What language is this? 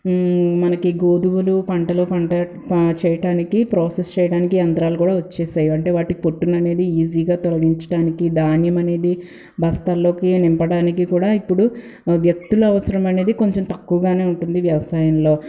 Telugu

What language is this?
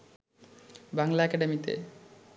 Bangla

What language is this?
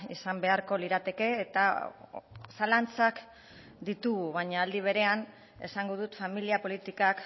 Basque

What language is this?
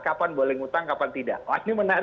Indonesian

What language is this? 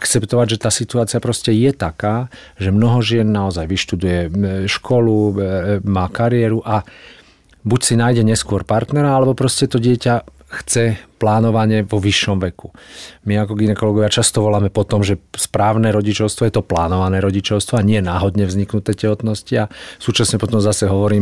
Slovak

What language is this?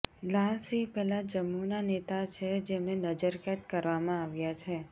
Gujarati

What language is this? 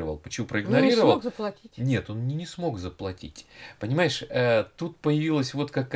Russian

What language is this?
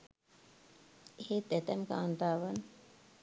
Sinhala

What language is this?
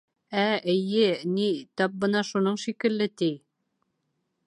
Bashkir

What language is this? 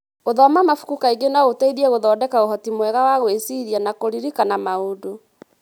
Kikuyu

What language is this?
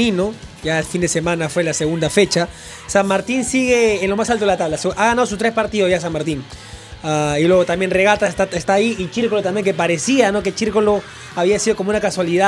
Spanish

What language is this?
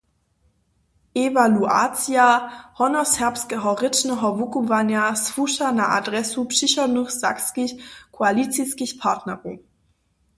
Upper Sorbian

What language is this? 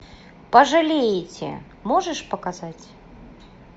Russian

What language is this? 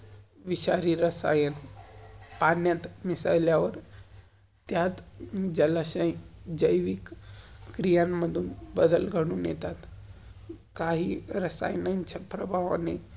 Marathi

